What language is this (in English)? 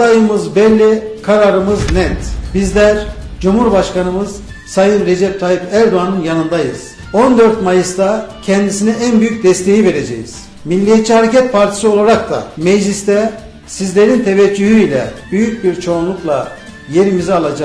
Turkish